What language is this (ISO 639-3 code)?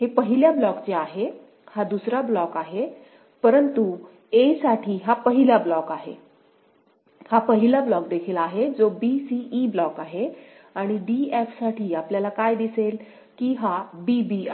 mar